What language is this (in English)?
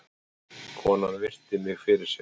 Icelandic